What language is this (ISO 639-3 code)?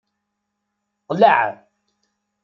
kab